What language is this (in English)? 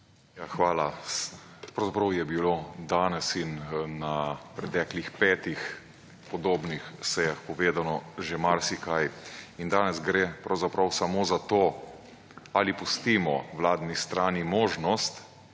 Slovenian